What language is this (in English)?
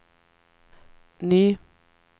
Swedish